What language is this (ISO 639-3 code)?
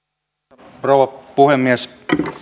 fin